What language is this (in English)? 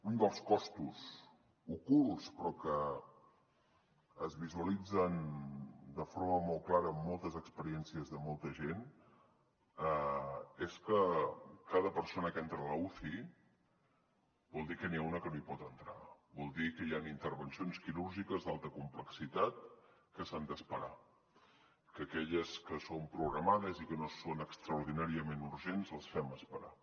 Catalan